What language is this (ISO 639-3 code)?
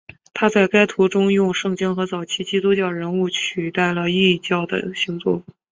zho